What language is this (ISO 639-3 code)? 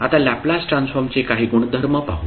mar